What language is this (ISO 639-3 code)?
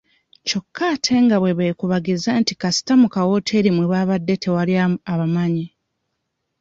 lug